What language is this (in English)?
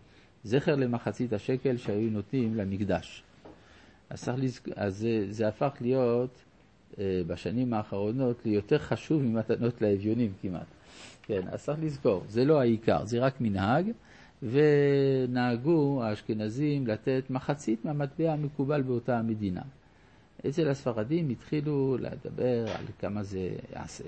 Hebrew